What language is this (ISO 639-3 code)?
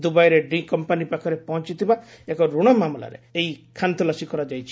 ori